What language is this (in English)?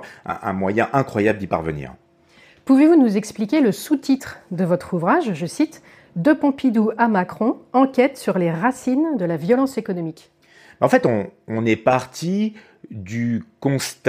French